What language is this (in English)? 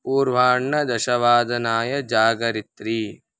Sanskrit